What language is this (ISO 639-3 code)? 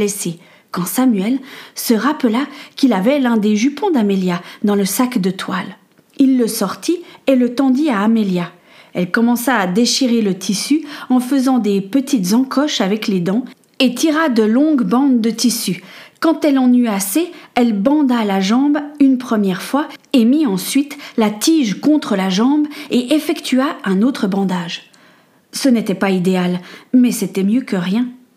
fra